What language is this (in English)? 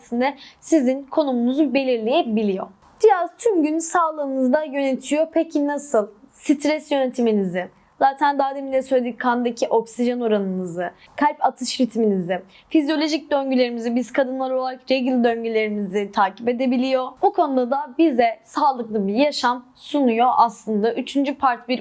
Turkish